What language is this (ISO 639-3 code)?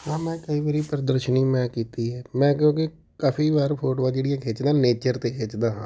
pan